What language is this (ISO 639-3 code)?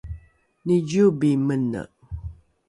dru